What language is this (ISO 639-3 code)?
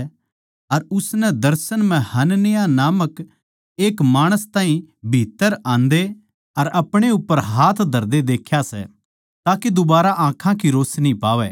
bgc